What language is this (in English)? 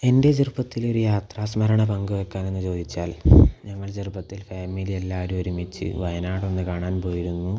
Malayalam